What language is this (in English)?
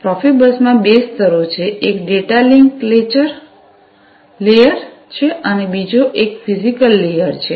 Gujarati